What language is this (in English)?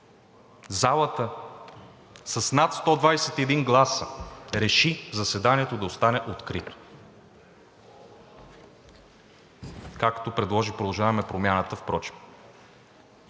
Bulgarian